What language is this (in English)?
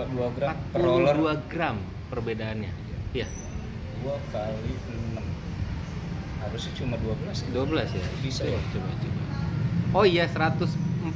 Indonesian